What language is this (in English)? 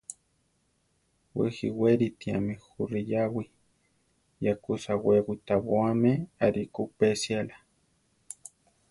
Central Tarahumara